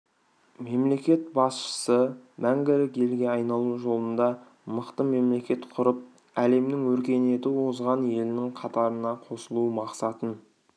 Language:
Kazakh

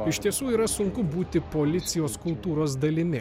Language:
Lithuanian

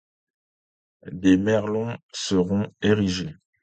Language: French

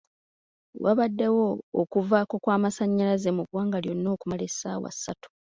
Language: Ganda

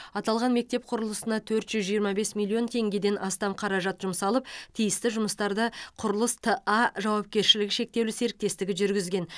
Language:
Kazakh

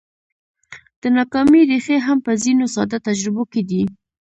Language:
Pashto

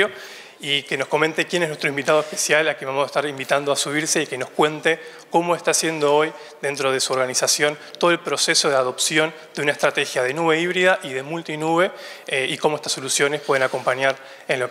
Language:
Spanish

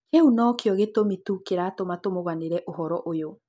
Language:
Kikuyu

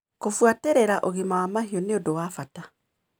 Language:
Kikuyu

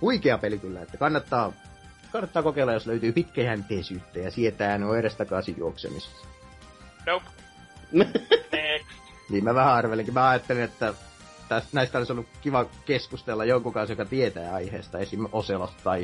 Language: Finnish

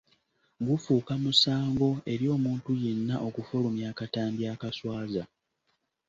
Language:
Ganda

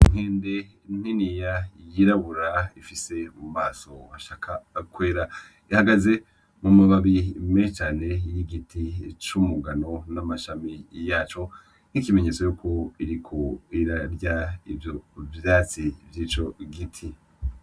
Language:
Rundi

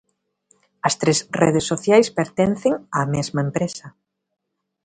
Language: Galician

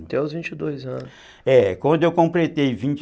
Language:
Portuguese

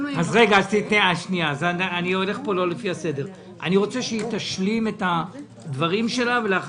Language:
Hebrew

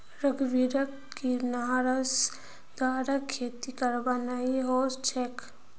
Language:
Magahi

